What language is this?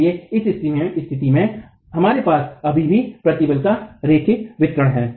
Hindi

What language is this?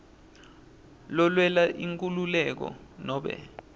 Swati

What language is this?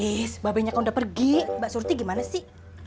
Indonesian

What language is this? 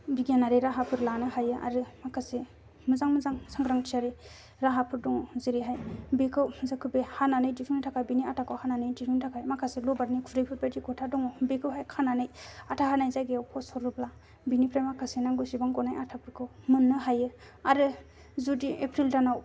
Bodo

